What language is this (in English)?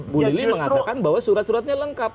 Indonesian